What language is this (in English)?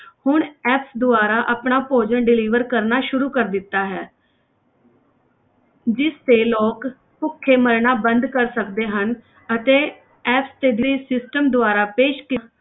Punjabi